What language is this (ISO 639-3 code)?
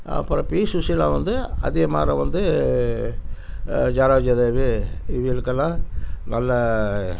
tam